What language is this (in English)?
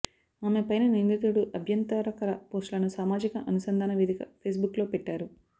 Telugu